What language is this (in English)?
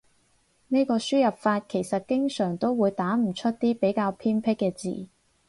Cantonese